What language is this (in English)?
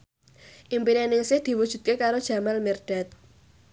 Javanese